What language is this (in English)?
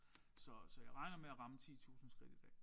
Danish